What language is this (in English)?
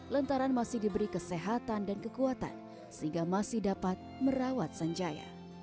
Indonesian